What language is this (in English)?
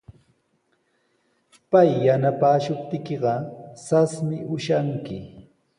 Sihuas Ancash Quechua